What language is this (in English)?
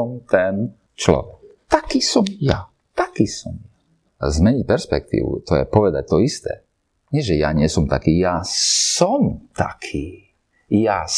Slovak